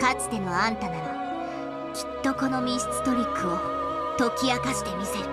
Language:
Japanese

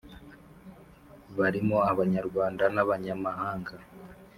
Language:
Kinyarwanda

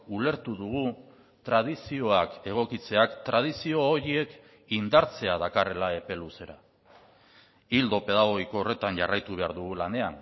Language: Basque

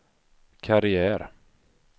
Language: Swedish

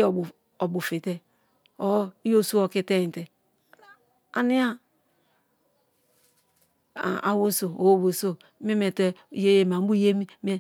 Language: Kalabari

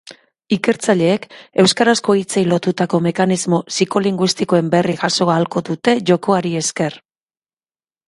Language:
Basque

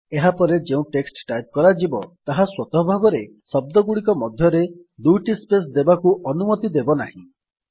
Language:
Odia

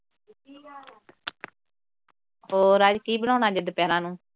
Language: Punjabi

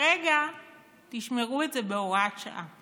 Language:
Hebrew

